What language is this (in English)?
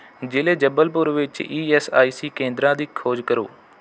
Punjabi